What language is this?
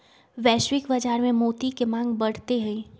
Magahi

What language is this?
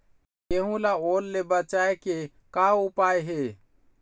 Chhattisgarhi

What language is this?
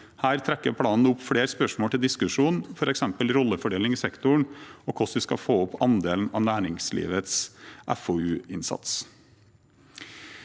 Norwegian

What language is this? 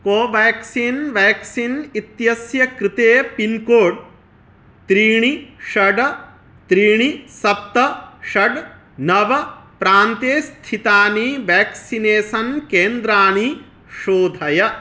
Sanskrit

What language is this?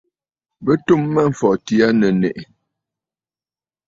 Bafut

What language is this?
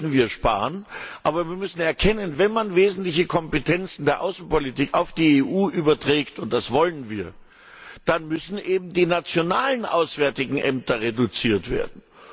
German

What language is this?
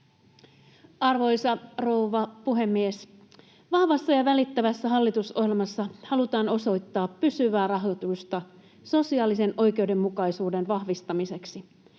Finnish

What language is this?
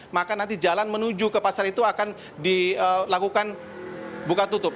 Indonesian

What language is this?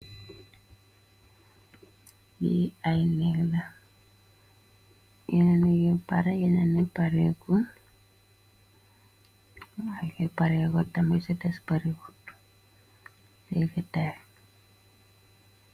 Wolof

